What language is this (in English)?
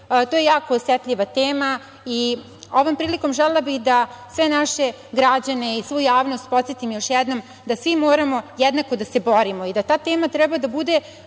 Serbian